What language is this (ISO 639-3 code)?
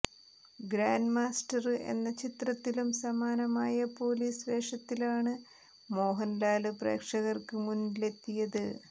mal